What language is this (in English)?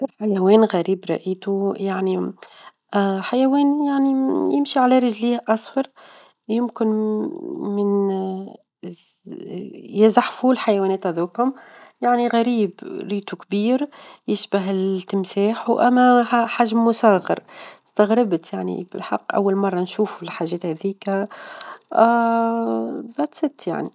Tunisian Arabic